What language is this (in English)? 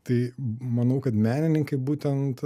Lithuanian